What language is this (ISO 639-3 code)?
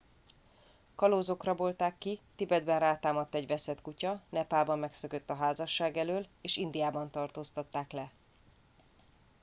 hun